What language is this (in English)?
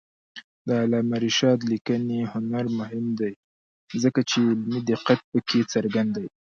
Pashto